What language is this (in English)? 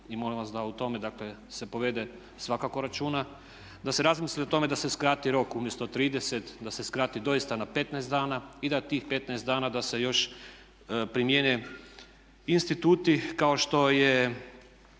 Croatian